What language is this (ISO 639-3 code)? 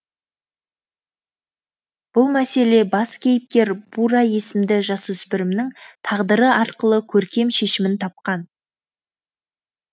kaz